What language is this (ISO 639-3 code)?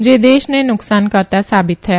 guj